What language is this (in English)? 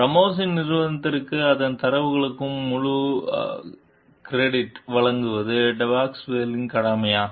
Tamil